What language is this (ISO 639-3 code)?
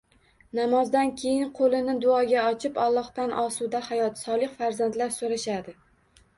uzb